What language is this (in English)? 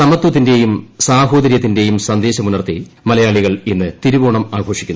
Malayalam